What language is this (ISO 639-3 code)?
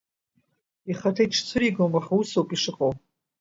abk